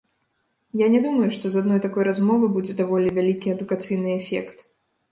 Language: Belarusian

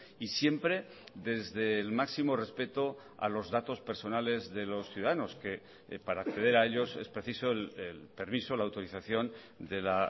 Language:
Spanish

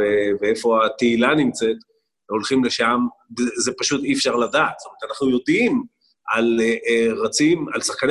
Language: Hebrew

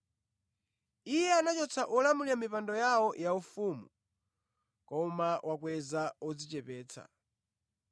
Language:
Nyanja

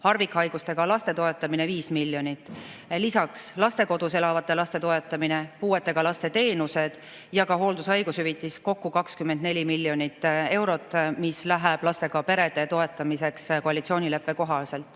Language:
Estonian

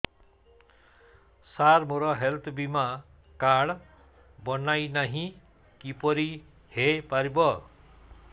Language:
Odia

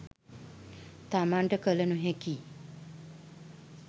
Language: Sinhala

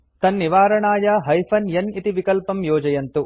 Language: Sanskrit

